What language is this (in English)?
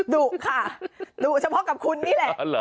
Thai